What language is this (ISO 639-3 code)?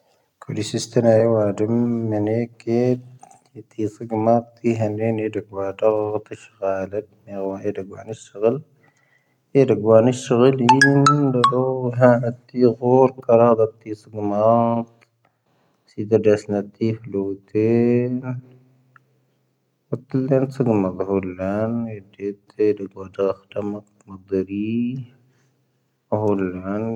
thv